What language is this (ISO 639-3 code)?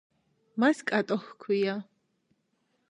kat